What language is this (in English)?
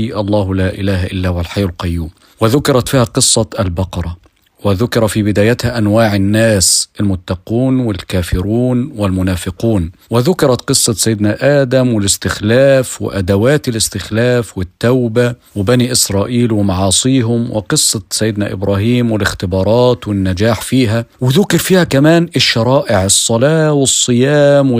Arabic